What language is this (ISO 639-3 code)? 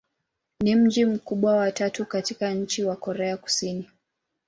swa